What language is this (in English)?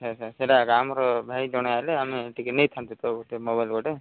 Odia